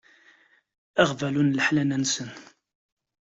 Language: Kabyle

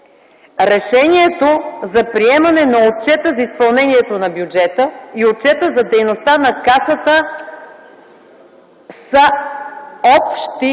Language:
Bulgarian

